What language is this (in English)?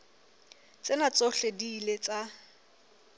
Southern Sotho